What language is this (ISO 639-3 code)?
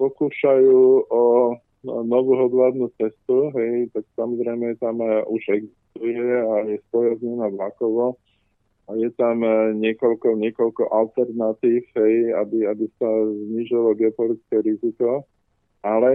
slk